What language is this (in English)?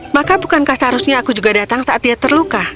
Indonesian